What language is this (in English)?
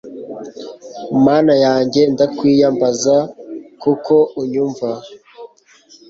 Kinyarwanda